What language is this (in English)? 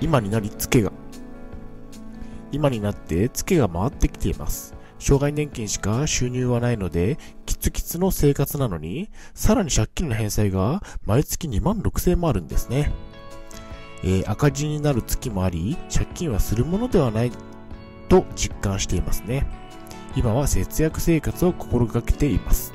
Japanese